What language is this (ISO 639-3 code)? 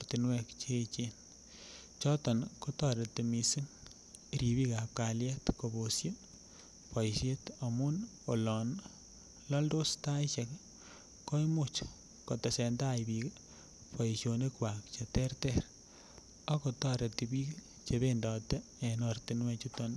kln